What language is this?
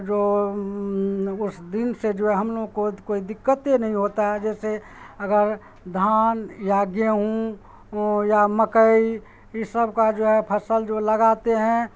Urdu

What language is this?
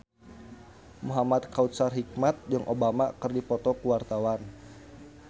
Sundanese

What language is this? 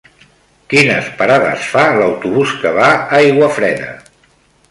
Catalan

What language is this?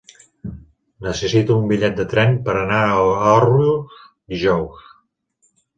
Catalan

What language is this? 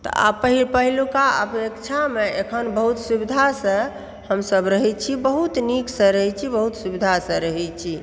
Maithili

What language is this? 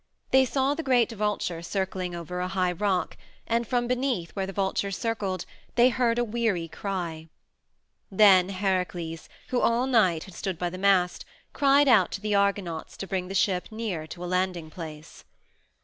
English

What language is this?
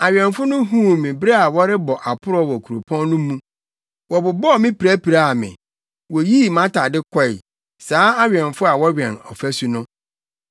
Akan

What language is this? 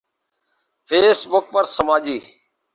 Urdu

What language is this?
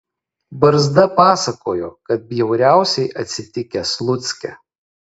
Lithuanian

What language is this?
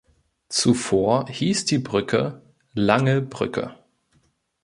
German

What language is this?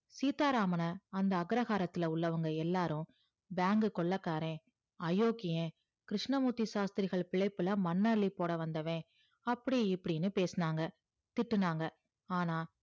Tamil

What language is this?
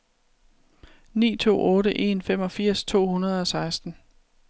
Danish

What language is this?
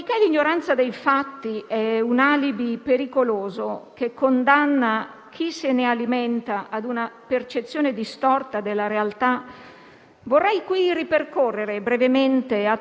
Italian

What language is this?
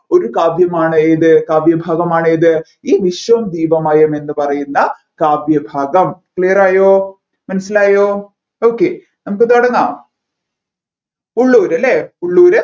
Malayalam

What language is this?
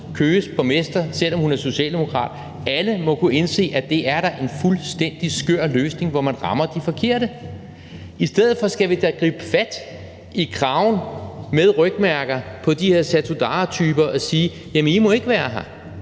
Danish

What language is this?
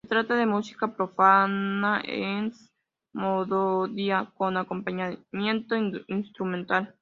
Spanish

